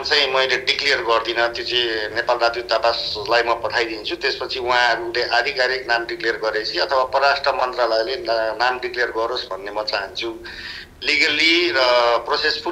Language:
Indonesian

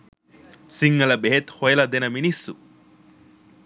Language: Sinhala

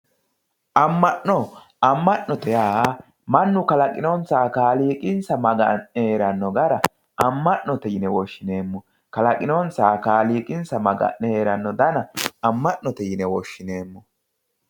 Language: Sidamo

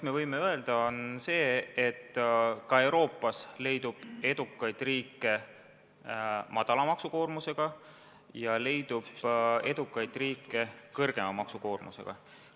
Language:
Estonian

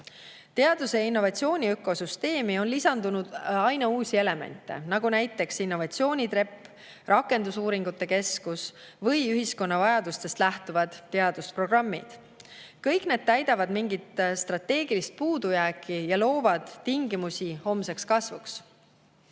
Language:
Estonian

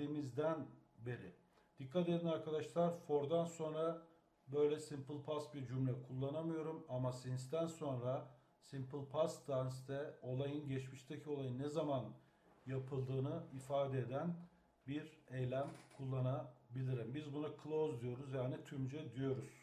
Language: Turkish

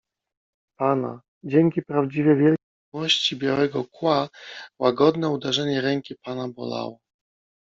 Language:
Polish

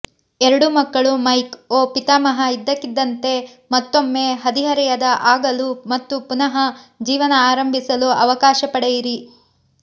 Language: Kannada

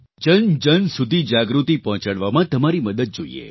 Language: Gujarati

